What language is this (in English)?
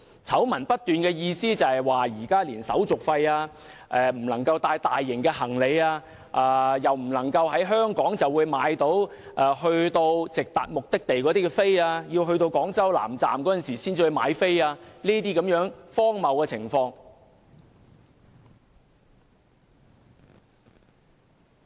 Cantonese